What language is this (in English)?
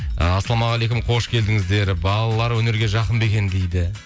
Kazakh